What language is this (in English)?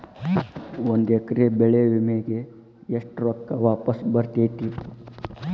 Kannada